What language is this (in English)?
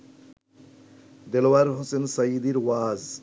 Bangla